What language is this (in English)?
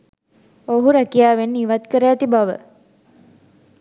Sinhala